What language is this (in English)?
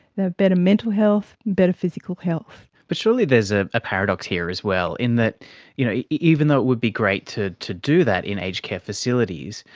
English